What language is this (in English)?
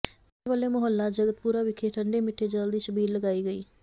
Punjabi